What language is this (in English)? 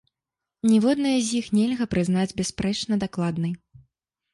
Belarusian